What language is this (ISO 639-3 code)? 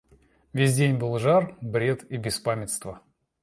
rus